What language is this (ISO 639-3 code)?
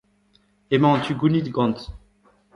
bre